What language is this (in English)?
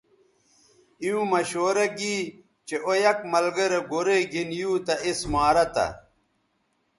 Bateri